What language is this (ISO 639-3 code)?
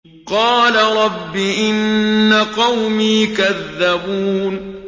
ara